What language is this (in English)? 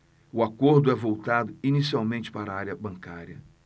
Portuguese